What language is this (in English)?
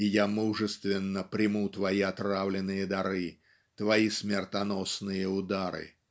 Russian